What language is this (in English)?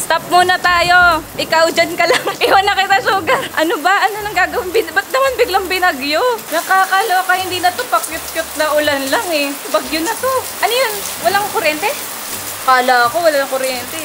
Filipino